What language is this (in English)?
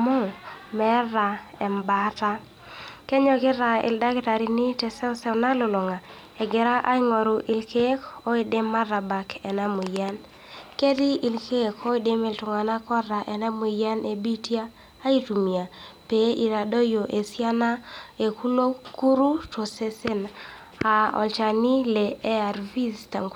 Masai